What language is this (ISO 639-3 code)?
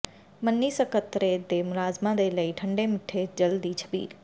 pan